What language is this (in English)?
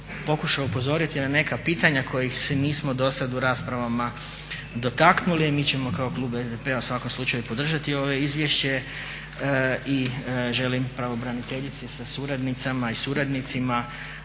Croatian